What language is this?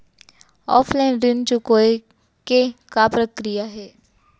Chhattisgarhi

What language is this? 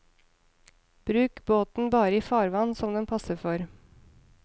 Norwegian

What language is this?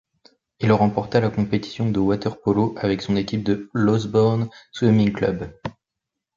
French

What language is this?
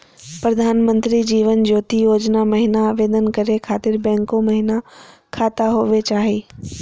Magahi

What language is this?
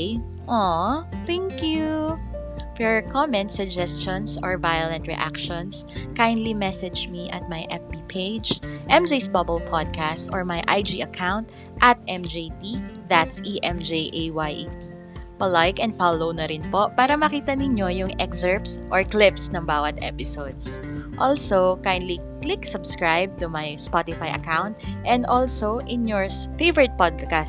Filipino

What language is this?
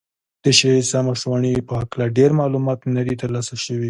Pashto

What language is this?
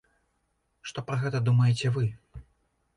Belarusian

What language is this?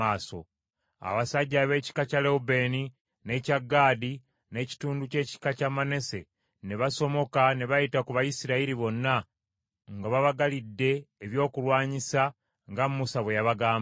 Ganda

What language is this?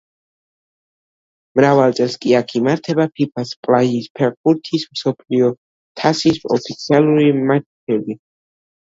Georgian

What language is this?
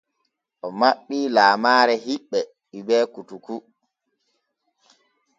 Borgu Fulfulde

